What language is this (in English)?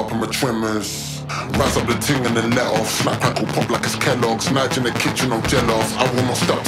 English